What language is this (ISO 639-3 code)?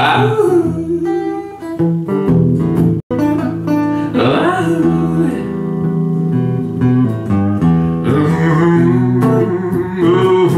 eng